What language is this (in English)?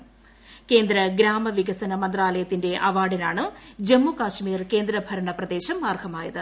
Malayalam